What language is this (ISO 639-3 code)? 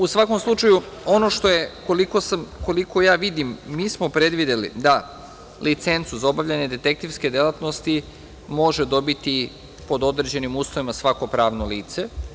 srp